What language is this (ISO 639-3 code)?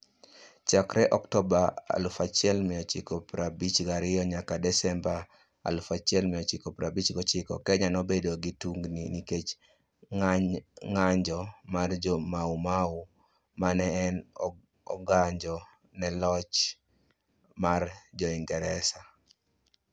luo